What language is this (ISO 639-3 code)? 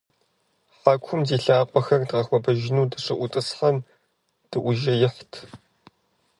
kbd